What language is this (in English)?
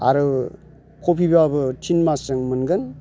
Bodo